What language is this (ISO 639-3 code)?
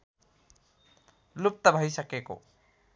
nep